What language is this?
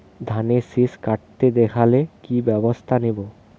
Bangla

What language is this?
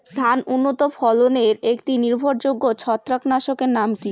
Bangla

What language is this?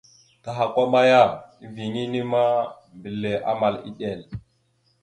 Mada (Cameroon)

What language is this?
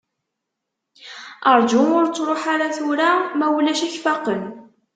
Kabyle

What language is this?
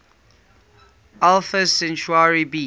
English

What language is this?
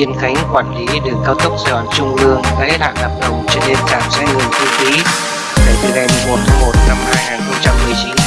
Vietnamese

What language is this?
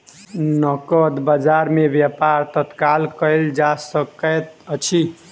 Maithili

